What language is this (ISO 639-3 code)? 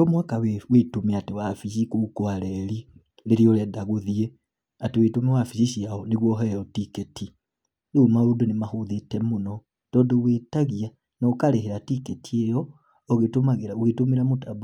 kik